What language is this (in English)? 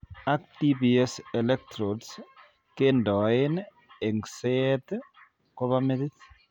Kalenjin